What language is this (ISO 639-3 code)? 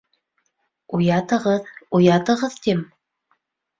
bak